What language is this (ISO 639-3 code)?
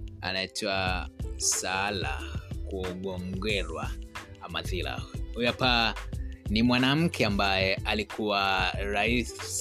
swa